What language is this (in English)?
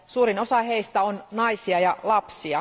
Finnish